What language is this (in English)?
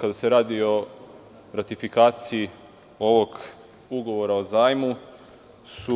Serbian